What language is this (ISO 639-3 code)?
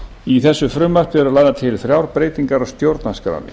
isl